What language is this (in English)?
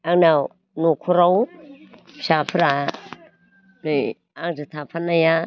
Bodo